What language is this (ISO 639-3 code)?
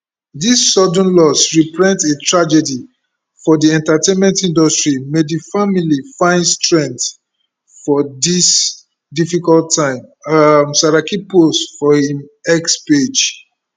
pcm